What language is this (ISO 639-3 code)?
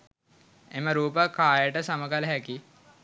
sin